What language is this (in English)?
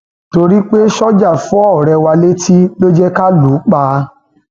Yoruba